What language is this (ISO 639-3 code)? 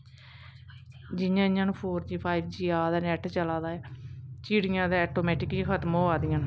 doi